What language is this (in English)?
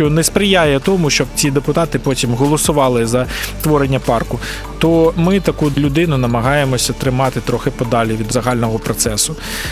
Ukrainian